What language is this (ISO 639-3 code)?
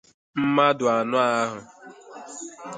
ibo